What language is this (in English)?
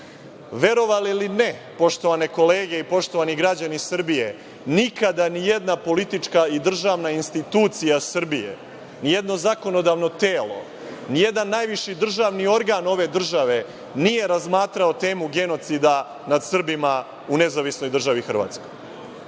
Serbian